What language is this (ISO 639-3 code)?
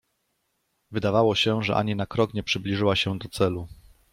pol